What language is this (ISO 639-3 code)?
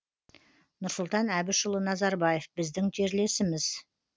kaz